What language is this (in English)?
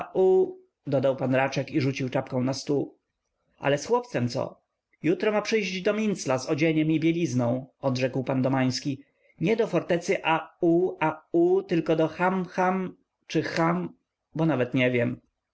Polish